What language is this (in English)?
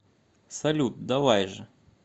Russian